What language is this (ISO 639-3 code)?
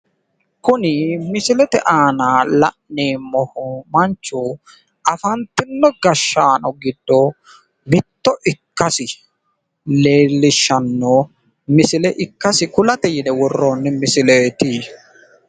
sid